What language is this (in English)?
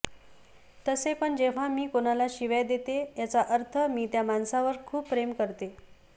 Marathi